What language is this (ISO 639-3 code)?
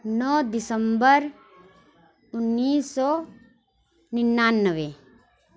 urd